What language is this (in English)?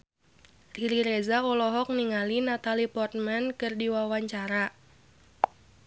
Sundanese